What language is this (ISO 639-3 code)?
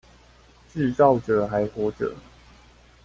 zho